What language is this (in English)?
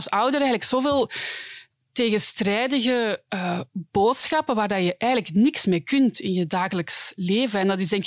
Dutch